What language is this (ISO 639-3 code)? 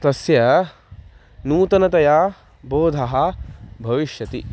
san